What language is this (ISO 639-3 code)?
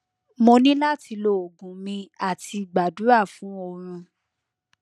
yor